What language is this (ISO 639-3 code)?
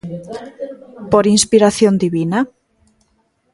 glg